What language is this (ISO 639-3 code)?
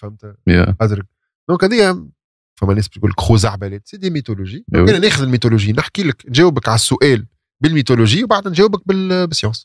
ara